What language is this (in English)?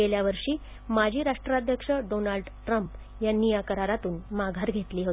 Marathi